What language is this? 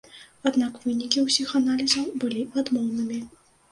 Belarusian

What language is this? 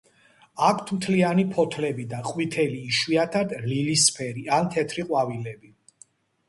Georgian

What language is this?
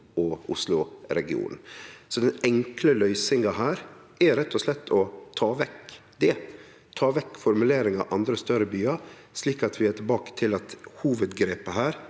Norwegian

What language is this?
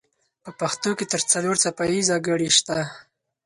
Pashto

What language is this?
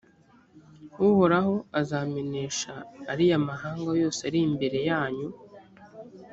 Kinyarwanda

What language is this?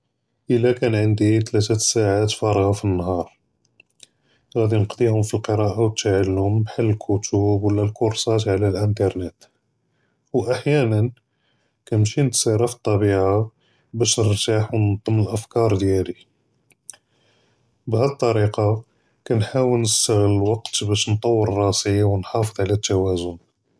Judeo-Arabic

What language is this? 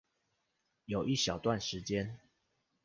Chinese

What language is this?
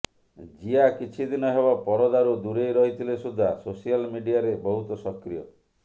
Odia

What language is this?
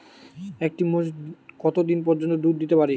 Bangla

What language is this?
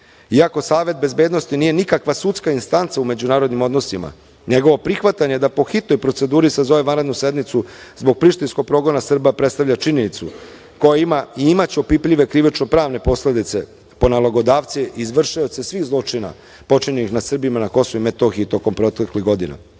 Serbian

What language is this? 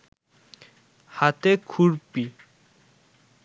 Bangla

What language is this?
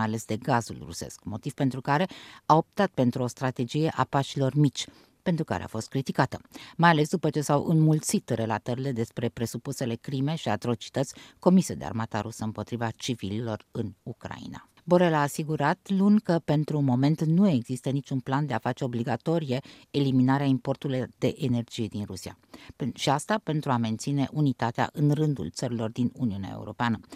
Romanian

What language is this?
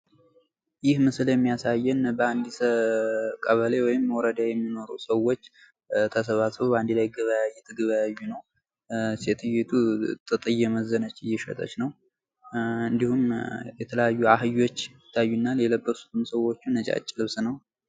Amharic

